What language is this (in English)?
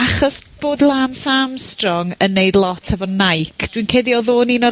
Welsh